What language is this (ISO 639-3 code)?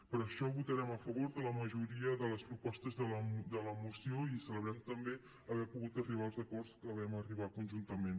cat